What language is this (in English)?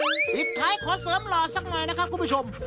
Thai